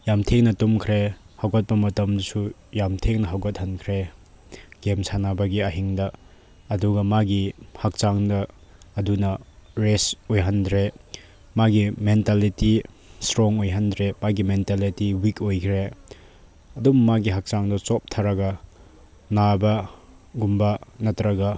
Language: Manipuri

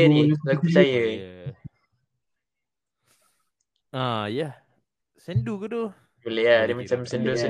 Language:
Malay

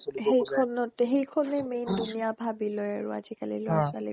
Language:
Assamese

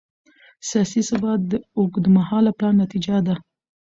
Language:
Pashto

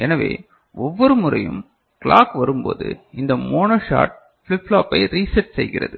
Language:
Tamil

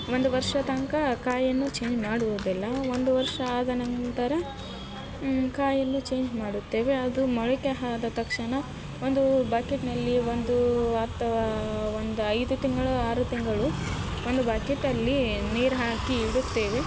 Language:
Kannada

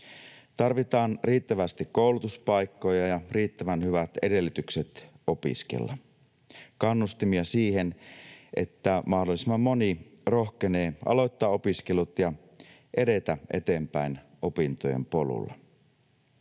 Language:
Finnish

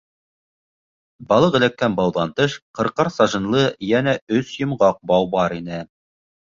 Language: Bashkir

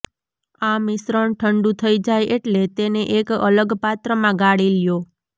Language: Gujarati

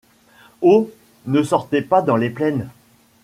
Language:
French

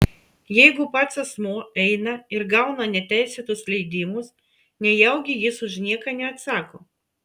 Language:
Lithuanian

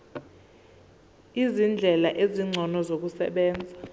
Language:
Zulu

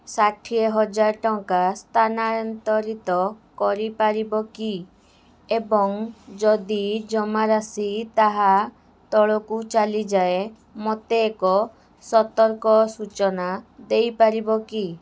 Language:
Odia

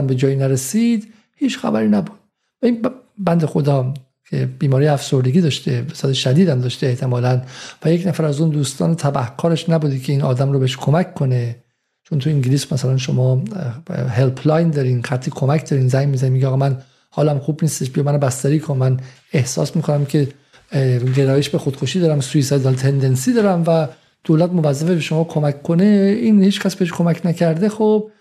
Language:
Persian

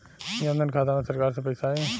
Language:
Bhojpuri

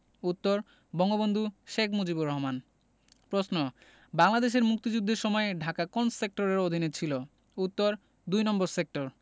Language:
Bangla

